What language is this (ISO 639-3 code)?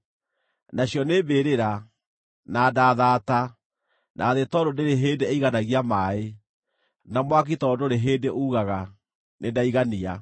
kik